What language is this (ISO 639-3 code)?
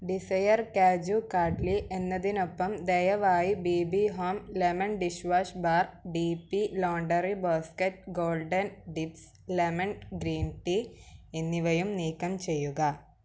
mal